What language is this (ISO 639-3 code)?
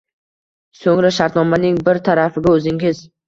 uzb